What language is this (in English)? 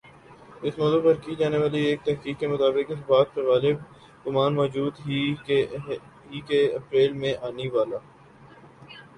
Urdu